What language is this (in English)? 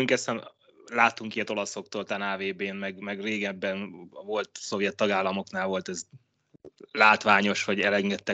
Hungarian